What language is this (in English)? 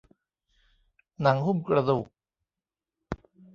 Thai